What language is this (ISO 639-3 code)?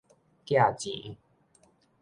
nan